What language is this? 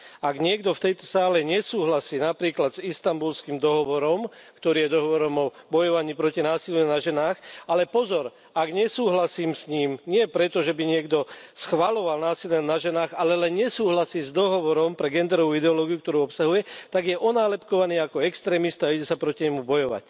Slovak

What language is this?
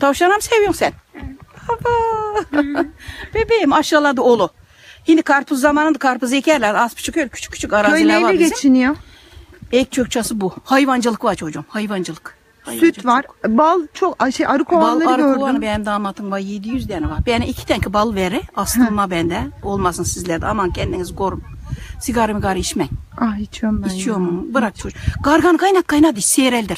Turkish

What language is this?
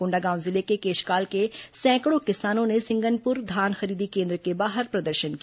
Hindi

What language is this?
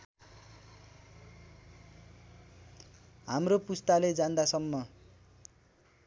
Nepali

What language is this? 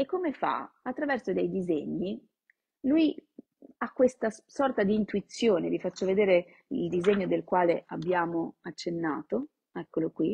Italian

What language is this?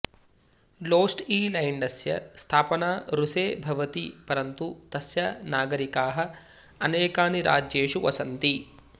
Sanskrit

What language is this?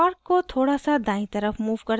Hindi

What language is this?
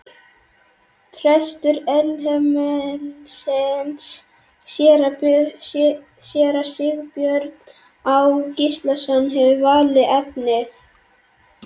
Icelandic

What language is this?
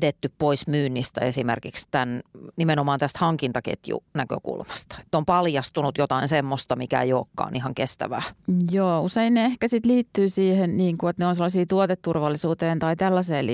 Finnish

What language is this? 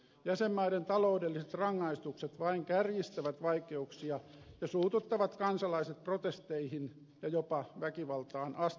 Finnish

